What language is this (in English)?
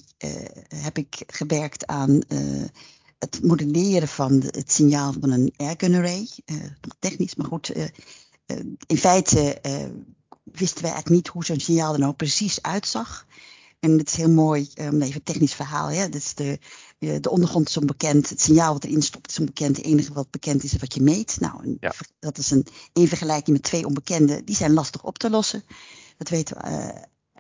Dutch